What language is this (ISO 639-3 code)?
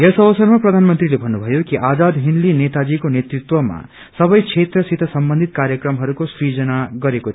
nep